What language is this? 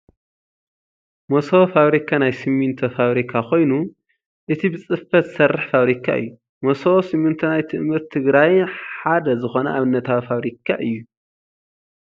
Tigrinya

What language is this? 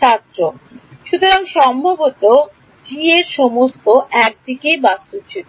Bangla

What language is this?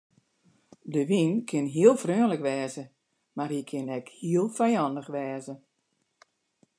Western Frisian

